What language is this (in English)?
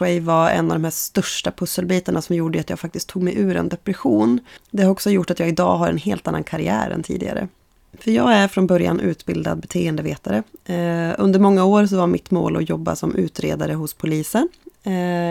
Swedish